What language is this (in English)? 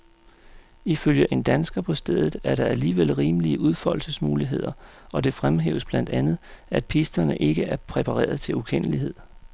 Danish